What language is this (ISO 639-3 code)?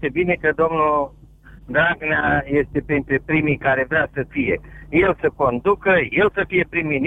ron